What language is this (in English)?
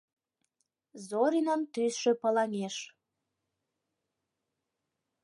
Mari